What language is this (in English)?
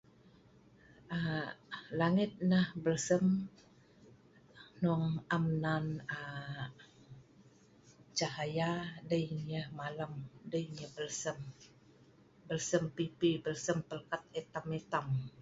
Sa'ban